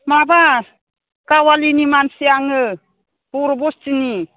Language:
Bodo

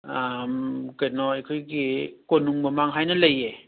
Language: Manipuri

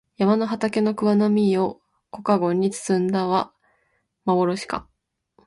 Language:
Japanese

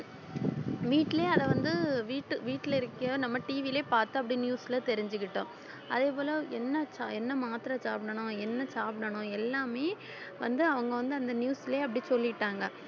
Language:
Tamil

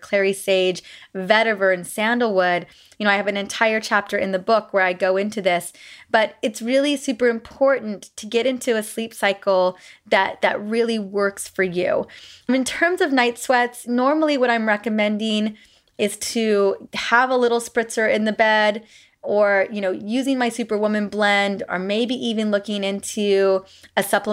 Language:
English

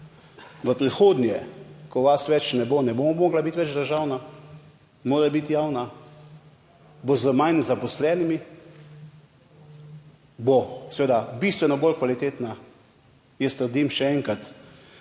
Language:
Slovenian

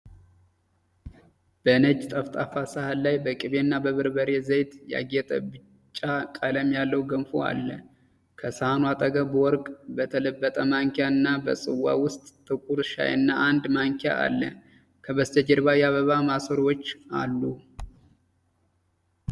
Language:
Amharic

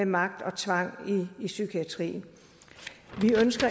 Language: Danish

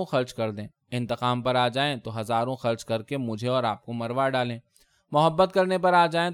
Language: Urdu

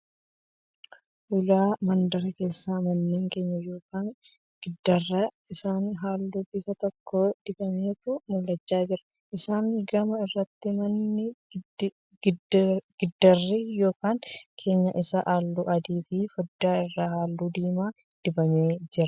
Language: Oromo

